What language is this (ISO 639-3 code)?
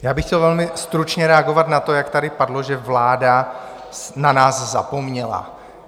ces